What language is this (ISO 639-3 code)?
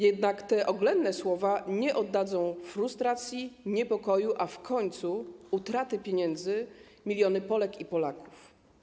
pol